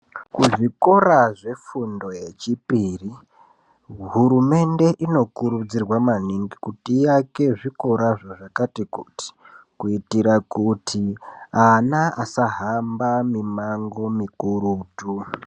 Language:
Ndau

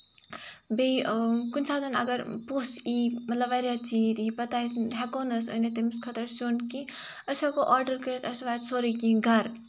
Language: Kashmiri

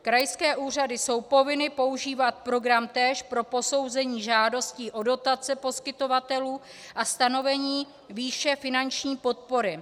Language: Czech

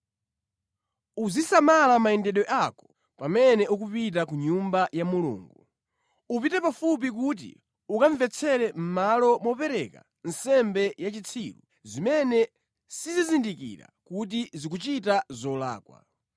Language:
Nyanja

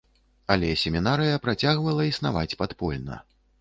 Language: Belarusian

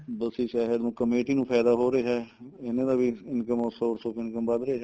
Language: Punjabi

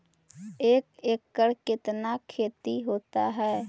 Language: Magahi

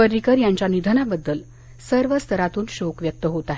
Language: Marathi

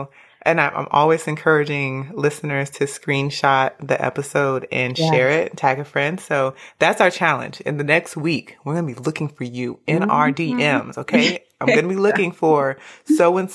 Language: English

